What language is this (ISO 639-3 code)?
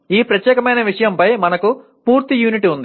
tel